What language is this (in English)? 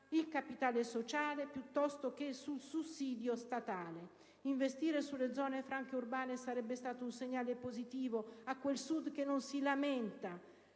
Italian